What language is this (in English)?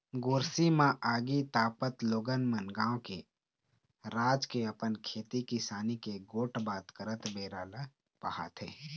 Chhattisgarhi